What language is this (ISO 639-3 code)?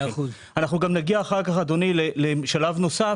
heb